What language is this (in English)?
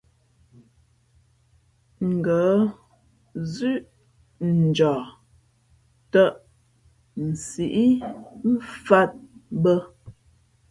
Fe'fe'